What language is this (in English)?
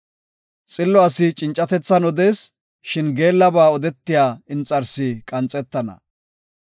Gofa